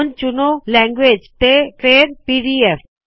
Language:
Punjabi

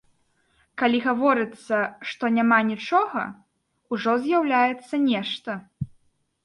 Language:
Belarusian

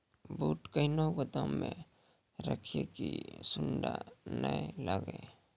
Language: Maithili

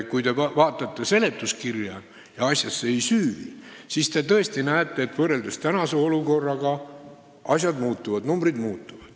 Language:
Estonian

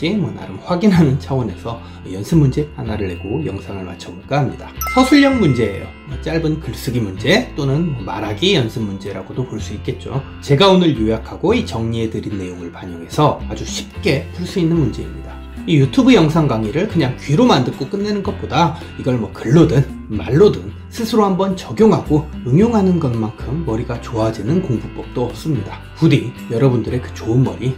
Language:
Korean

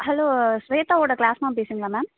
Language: Tamil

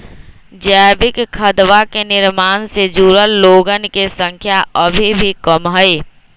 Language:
Magahi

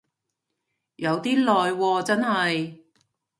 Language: Cantonese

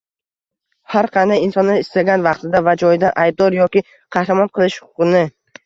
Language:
Uzbek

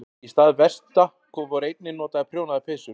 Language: Icelandic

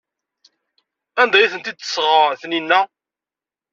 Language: Kabyle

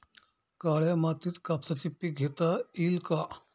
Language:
Marathi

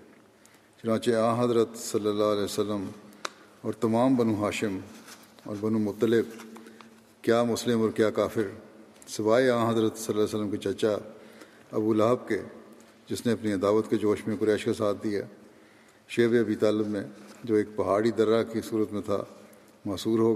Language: Urdu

